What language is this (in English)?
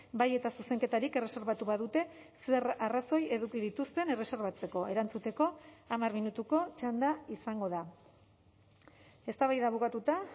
Basque